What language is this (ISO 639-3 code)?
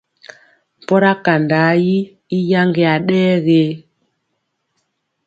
mcx